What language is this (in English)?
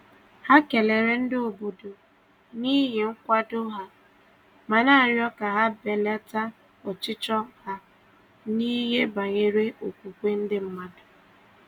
Igbo